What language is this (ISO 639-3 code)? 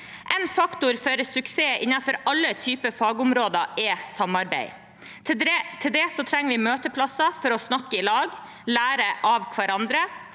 nor